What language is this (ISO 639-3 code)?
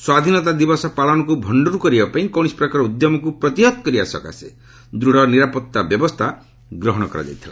ori